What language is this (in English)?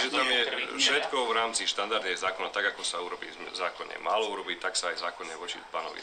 Slovak